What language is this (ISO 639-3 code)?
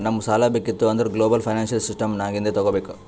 kan